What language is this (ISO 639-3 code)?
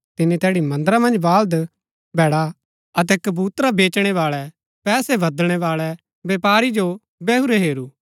gbk